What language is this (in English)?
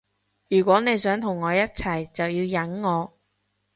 Cantonese